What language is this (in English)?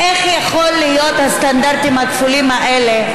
Hebrew